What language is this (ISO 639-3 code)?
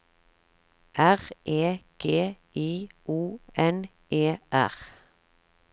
nor